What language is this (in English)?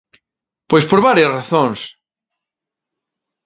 Galician